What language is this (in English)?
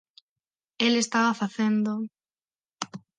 Galician